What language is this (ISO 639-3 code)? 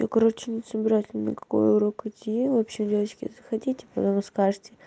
rus